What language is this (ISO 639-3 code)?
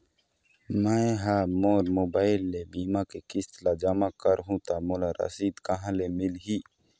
hne